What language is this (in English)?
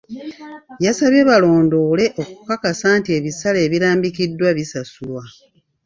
Ganda